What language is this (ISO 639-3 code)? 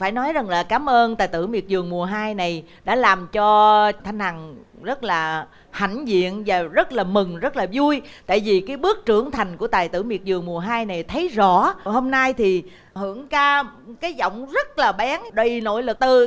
vie